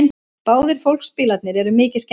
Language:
Icelandic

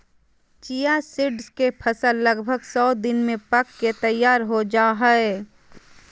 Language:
Magahi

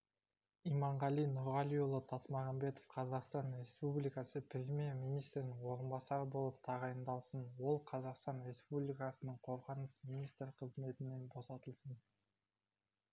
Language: Kazakh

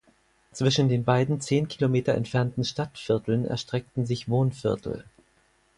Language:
German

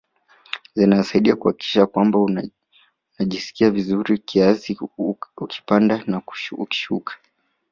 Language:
Swahili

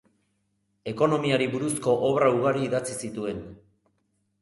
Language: Basque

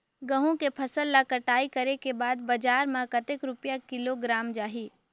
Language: Chhattisgarhi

